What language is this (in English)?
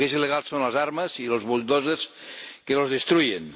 Spanish